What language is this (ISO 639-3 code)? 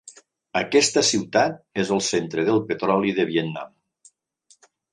cat